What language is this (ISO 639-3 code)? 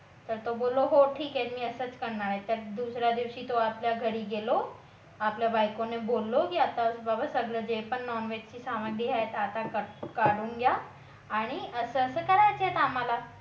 mar